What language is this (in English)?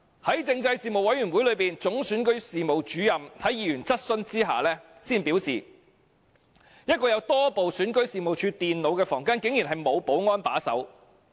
Cantonese